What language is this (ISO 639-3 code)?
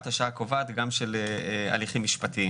heb